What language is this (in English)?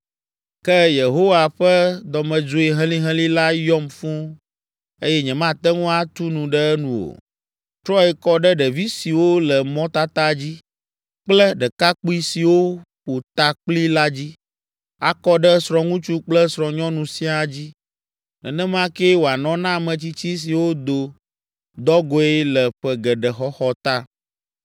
Ewe